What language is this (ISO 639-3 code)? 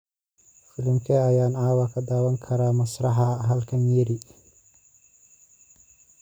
som